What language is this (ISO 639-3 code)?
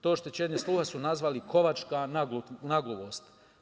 srp